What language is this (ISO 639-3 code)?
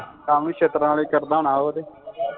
pan